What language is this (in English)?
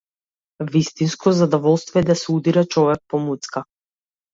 Macedonian